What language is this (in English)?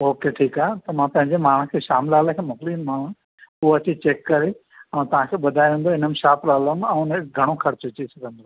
Sindhi